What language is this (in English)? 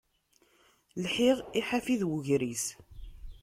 Kabyle